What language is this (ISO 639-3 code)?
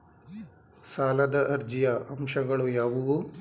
kan